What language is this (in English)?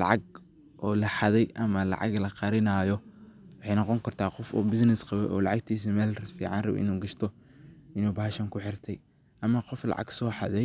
Somali